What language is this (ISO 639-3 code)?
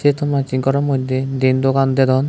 ccp